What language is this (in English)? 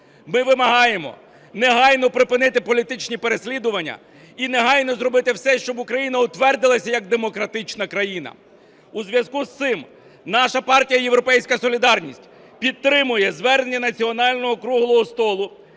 Ukrainian